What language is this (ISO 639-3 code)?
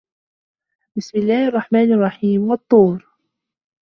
ara